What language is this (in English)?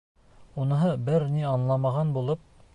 Bashkir